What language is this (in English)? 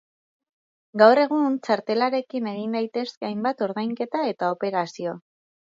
Basque